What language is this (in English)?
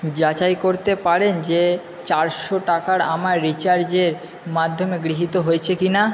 Bangla